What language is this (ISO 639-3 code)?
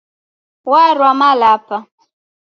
dav